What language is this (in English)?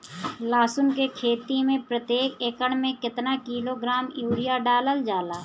Bhojpuri